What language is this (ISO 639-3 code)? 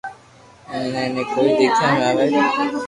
lrk